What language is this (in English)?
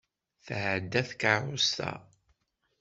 Kabyle